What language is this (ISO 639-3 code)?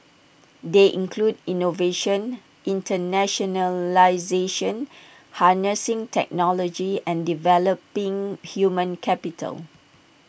eng